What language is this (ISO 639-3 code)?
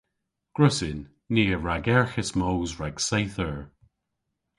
cor